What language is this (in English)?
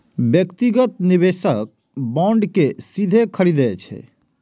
Maithili